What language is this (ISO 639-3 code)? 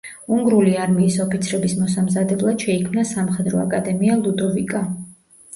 kat